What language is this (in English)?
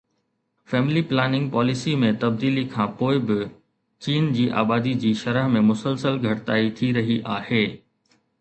Sindhi